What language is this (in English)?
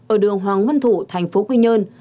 Vietnamese